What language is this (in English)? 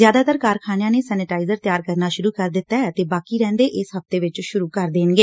Punjabi